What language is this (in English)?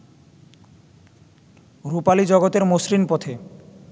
Bangla